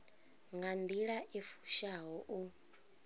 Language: Venda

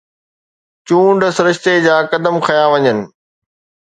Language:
Sindhi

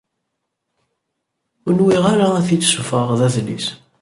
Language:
Kabyle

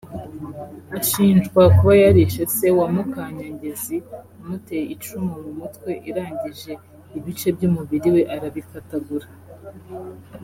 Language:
Kinyarwanda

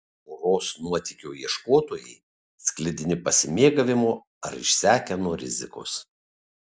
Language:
Lithuanian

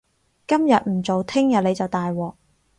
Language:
Cantonese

